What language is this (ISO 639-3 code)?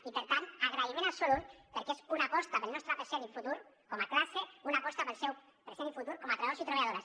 cat